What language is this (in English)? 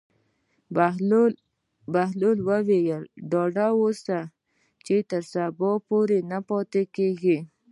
Pashto